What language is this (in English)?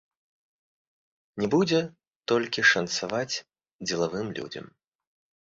Belarusian